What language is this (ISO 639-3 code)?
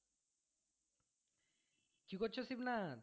ben